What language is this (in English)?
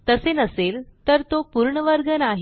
Marathi